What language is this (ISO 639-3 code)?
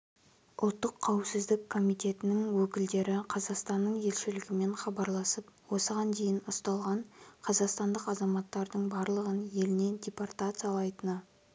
kaz